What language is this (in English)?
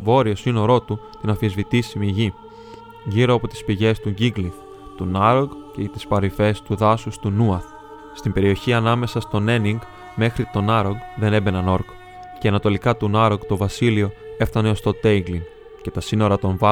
Greek